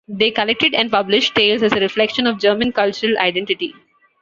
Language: English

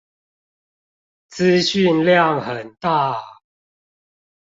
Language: Chinese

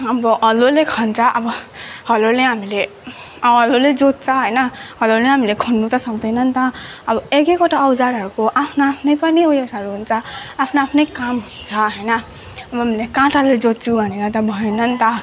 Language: Nepali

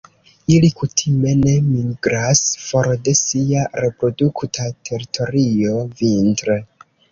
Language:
Esperanto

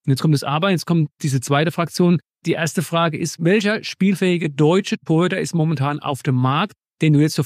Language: German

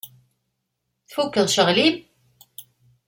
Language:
Kabyle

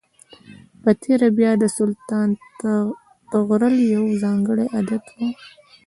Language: Pashto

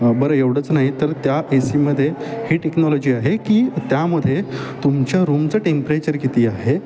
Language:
Marathi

